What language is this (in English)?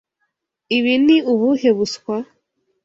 Kinyarwanda